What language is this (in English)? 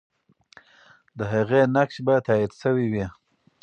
Pashto